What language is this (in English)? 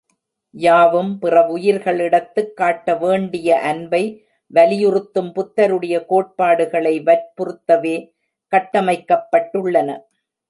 Tamil